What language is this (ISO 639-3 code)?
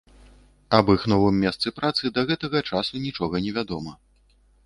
bel